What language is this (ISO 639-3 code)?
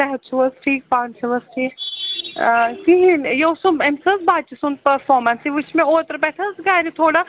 kas